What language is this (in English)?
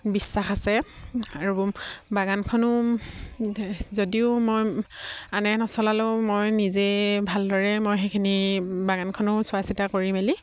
Assamese